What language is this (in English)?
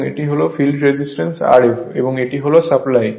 Bangla